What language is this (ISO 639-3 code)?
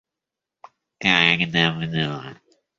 rus